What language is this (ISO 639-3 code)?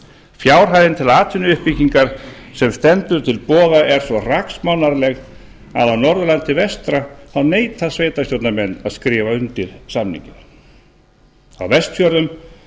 isl